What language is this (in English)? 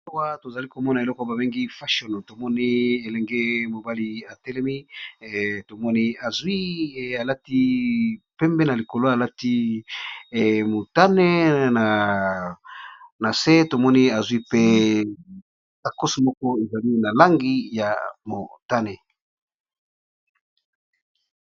Lingala